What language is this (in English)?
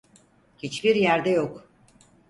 Turkish